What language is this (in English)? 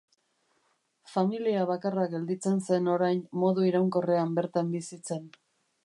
Basque